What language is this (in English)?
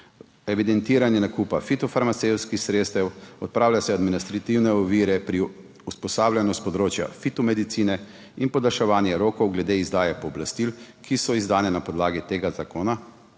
Slovenian